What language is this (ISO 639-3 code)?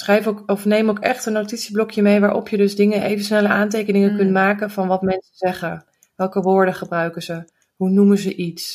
nld